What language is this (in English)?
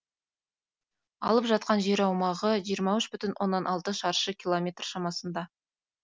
Kazakh